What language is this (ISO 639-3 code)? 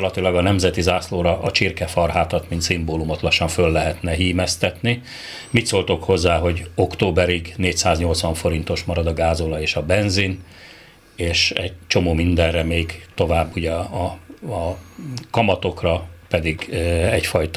hun